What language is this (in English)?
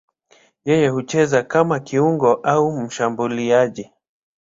Swahili